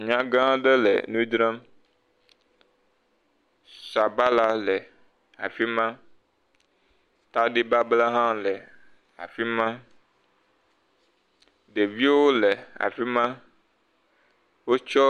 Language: Ewe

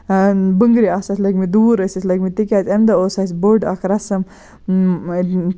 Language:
Kashmiri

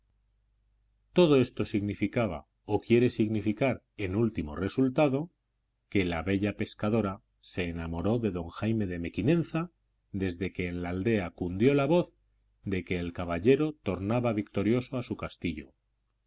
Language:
Spanish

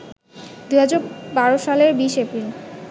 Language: Bangla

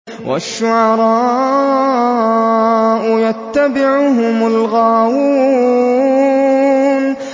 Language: Arabic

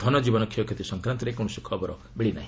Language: Odia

